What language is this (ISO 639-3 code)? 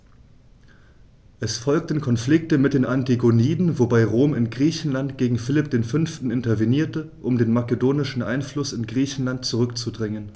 deu